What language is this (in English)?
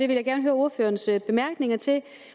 Danish